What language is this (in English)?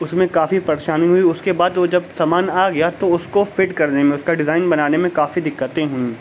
Urdu